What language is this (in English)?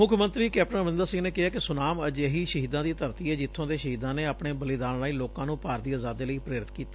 Punjabi